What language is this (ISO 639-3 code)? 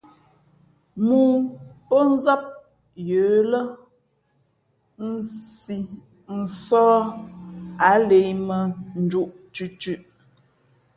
fmp